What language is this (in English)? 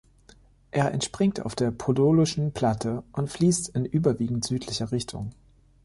German